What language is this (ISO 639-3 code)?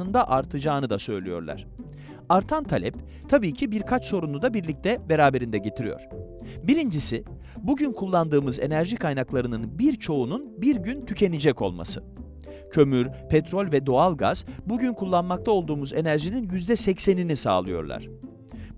tur